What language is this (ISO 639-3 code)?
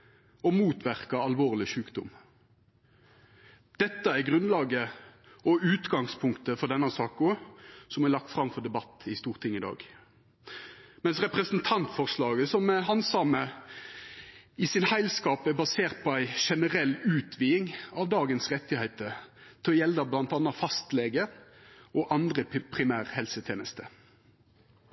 nno